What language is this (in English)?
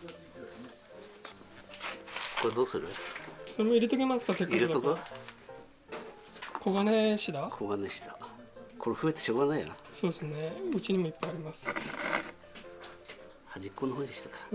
Japanese